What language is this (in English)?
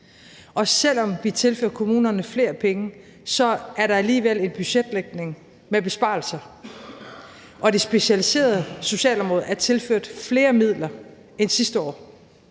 Danish